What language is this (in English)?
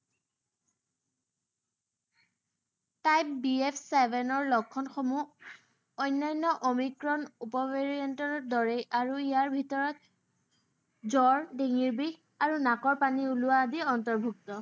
Assamese